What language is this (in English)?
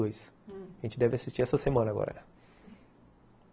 Portuguese